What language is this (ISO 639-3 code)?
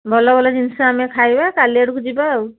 ori